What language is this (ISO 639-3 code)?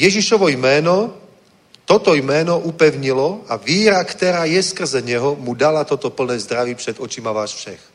ces